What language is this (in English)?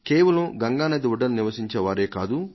Telugu